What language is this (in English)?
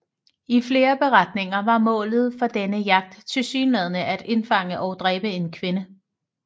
Danish